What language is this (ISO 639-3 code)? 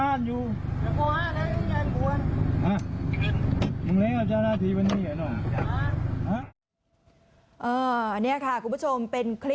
tha